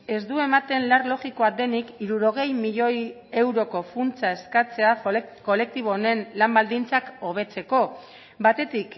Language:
Basque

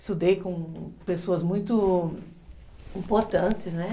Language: Portuguese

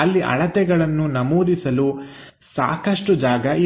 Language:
Kannada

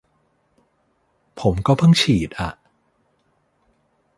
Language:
Thai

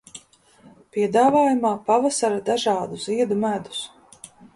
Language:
Latvian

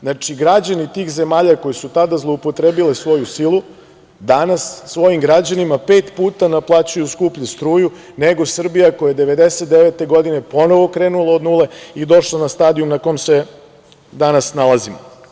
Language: Serbian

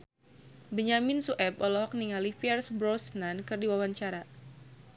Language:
Sundanese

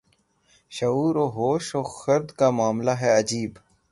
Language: Urdu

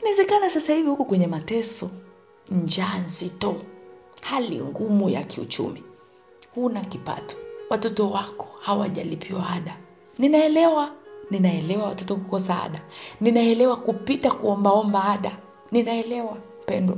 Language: Swahili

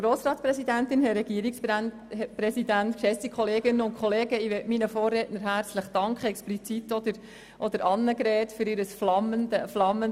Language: Swiss German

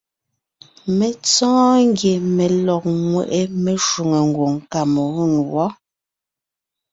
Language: Ngiemboon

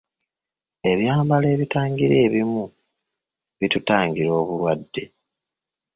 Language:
Ganda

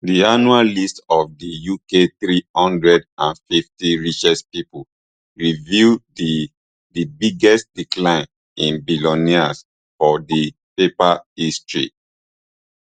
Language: Nigerian Pidgin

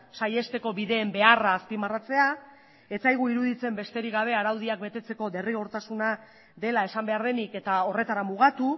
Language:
Basque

